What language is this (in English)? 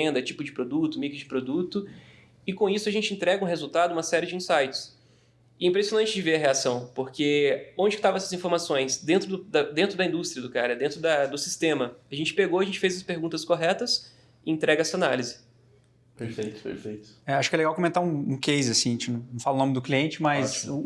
Portuguese